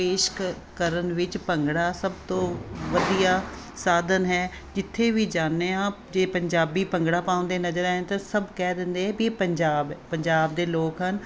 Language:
Punjabi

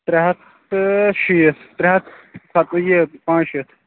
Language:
Kashmiri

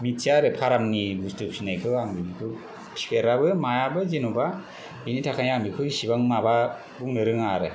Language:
Bodo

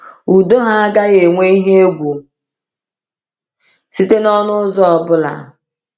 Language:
Igbo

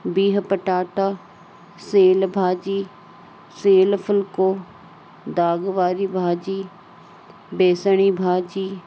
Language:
Sindhi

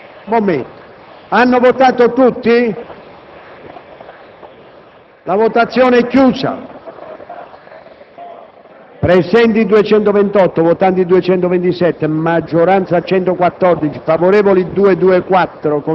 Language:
Italian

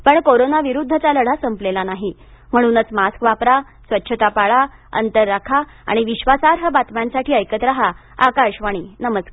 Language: Marathi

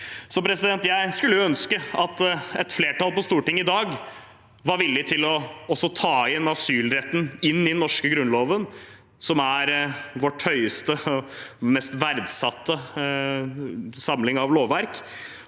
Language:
Norwegian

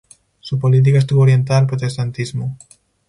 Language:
Spanish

